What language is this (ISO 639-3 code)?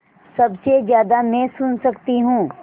hin